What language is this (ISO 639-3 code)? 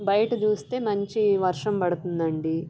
tel